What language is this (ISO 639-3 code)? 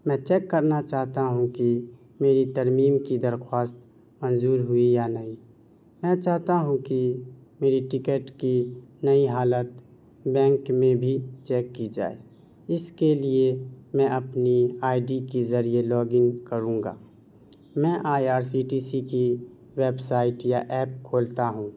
urd